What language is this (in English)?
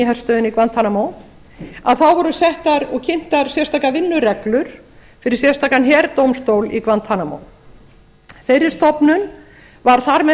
Icelandic